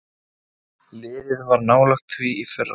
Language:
Icelandic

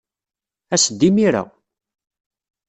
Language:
Kabyle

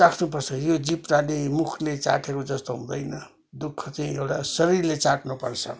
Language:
Nepali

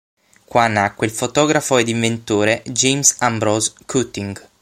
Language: Italian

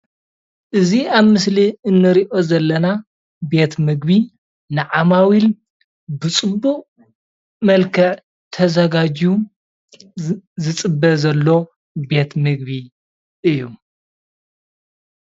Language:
Tigrinya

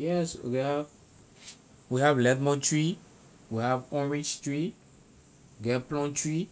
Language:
Liberian English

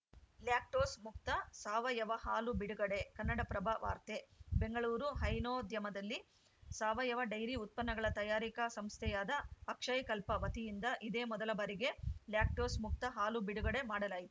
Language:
Kannada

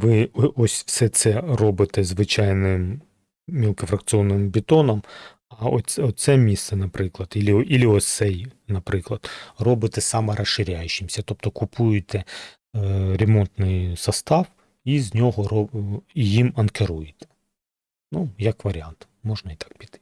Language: Ukrainian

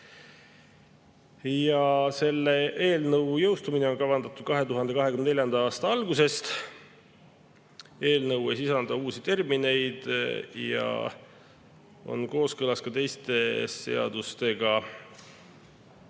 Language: Estonian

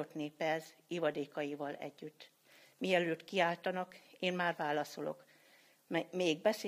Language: Hungarian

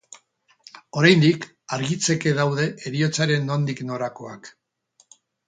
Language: Basque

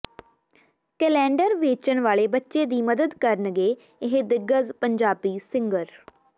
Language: Punjabi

